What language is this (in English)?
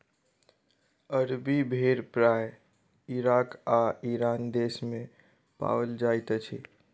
Maithili